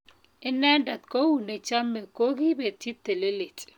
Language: Kalenjin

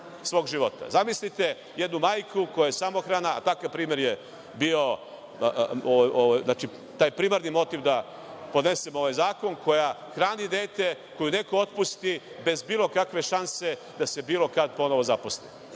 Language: Serbian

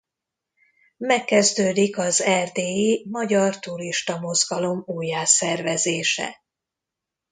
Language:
Hungarian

